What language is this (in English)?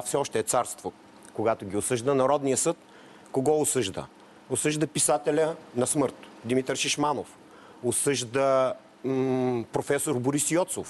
Bulgarian